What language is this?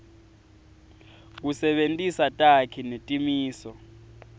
Swati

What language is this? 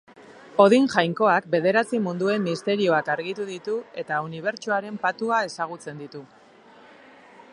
Basque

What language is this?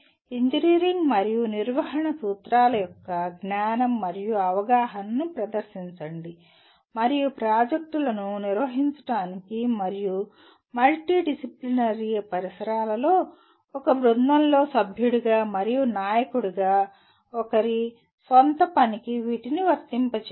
Telugu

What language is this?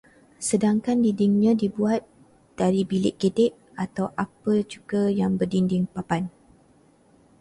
Malay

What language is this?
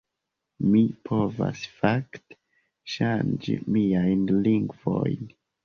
Esperanto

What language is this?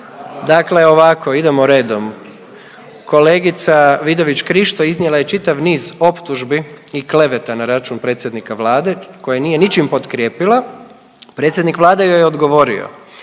Croatian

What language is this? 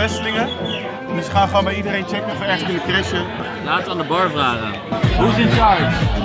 Dutch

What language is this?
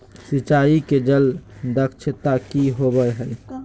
Magahi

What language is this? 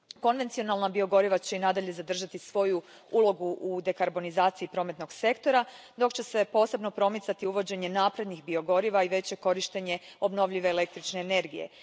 Croatian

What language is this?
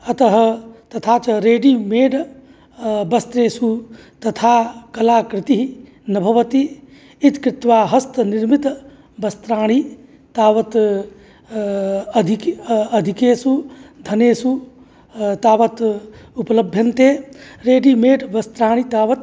Sanskrit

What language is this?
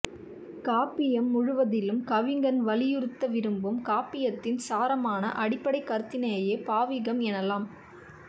Tamil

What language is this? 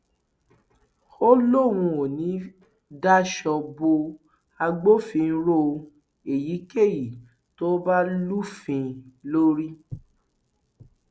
Yoruba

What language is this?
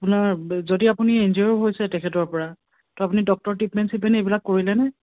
Assamese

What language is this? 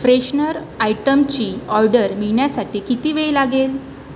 Marathi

